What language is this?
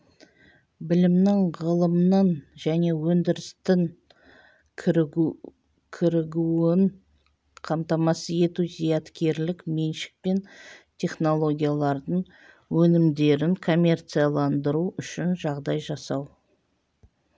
Kazakh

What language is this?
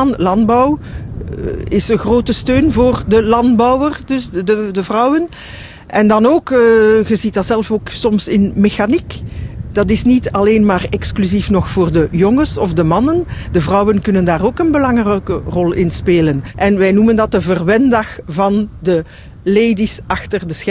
Dutch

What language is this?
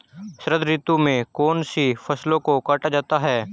Hindi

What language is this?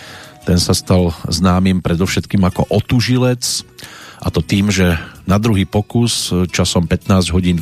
Slovak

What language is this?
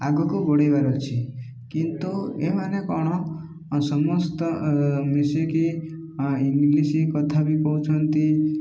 Odia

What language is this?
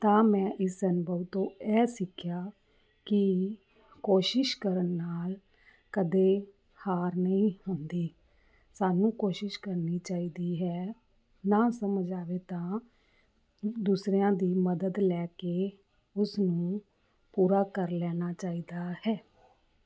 Punjabi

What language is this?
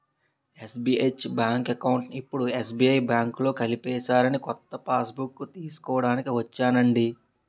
Telugu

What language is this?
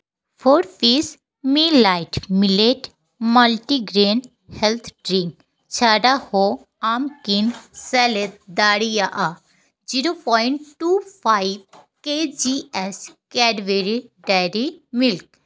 Santali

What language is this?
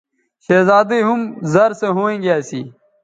Bateri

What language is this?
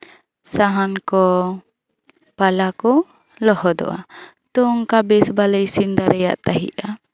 Santali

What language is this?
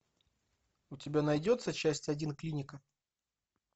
Russian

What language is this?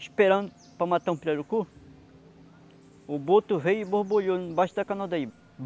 Portuguese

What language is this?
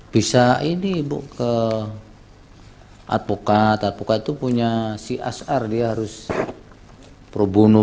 Indonesian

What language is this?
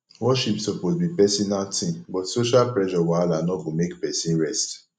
Nigerian Pidgin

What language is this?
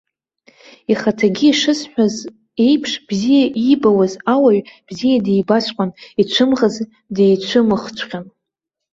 Abkhazian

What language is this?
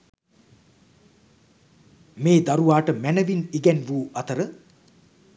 Sinhala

